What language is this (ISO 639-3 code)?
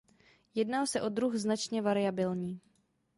ces